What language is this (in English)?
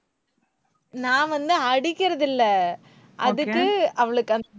Tamil